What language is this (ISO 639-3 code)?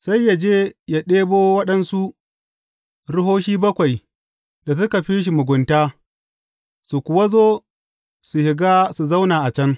hau